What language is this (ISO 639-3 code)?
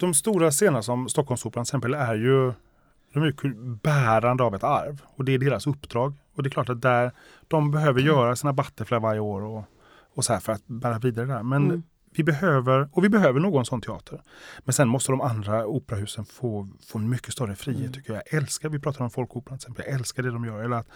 swe